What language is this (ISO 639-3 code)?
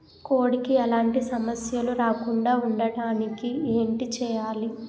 tel